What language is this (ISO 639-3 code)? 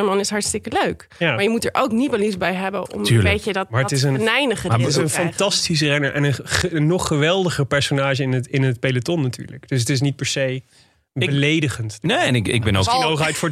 nld